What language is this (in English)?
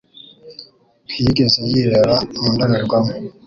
Kinyarwanda